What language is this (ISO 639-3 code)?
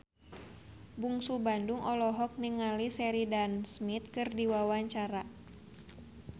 sun